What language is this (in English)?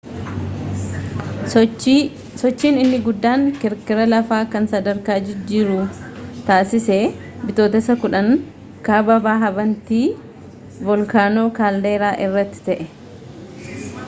Oromo